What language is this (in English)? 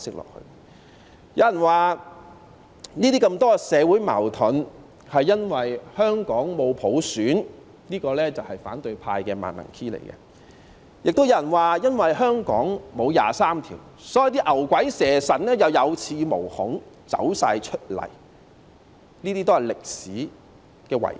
Cantonese